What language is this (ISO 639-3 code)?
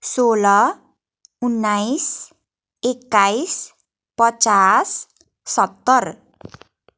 nep